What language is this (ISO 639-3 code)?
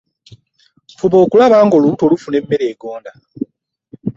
lug